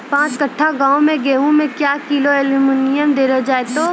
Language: Maithili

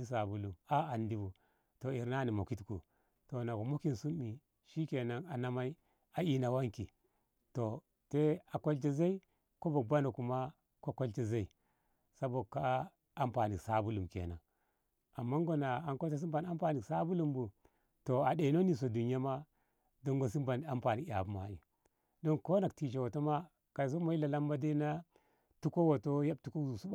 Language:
Ngamo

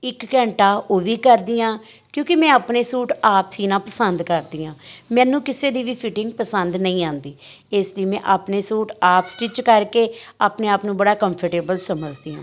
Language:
Punjabi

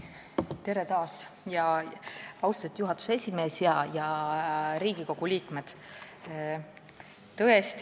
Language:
Estonian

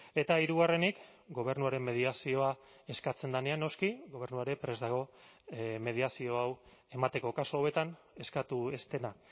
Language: Basque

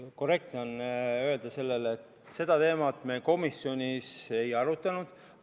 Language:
Estonian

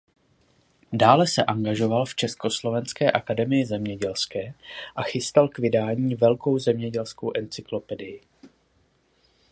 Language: Czech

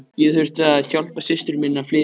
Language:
Icelandic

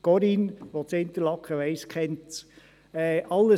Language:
Swiss German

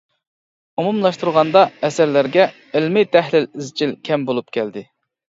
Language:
Uyghur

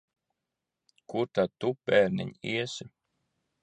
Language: Latvian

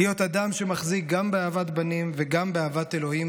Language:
Hebrew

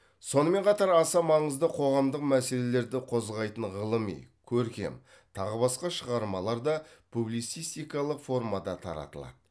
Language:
Kazakh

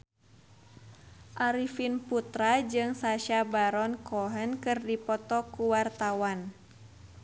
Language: Sundanese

